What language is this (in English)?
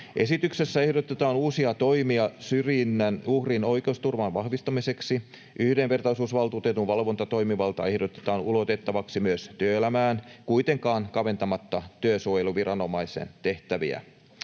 Finnish